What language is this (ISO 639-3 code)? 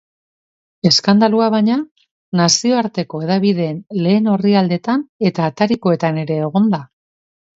eus